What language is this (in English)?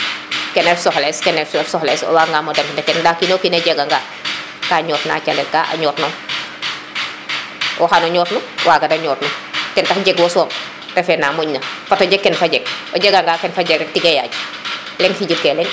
Serer